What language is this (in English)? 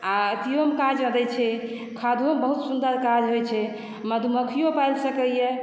Maithili